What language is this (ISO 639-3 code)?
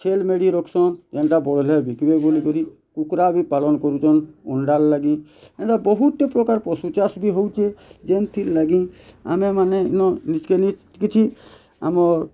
ori